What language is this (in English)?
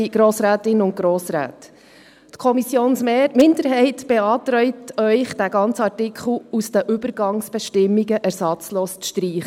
Swiss German